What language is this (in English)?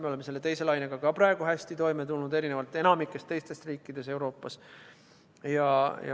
Estonian